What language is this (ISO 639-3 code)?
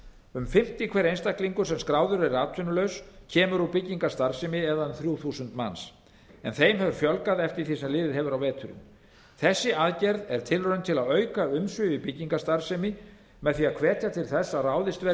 isl